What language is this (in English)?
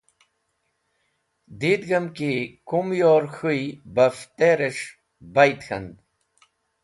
Wakhi